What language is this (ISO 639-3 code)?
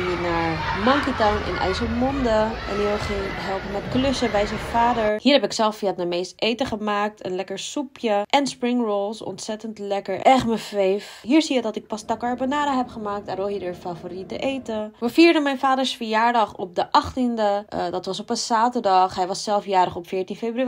nld